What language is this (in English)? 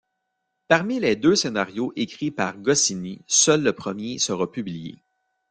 French